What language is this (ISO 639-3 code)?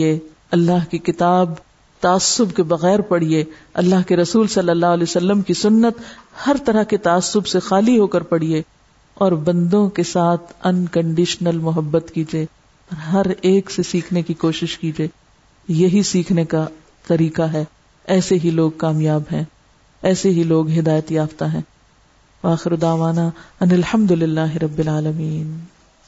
urd